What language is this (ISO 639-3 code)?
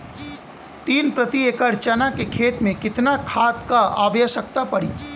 bho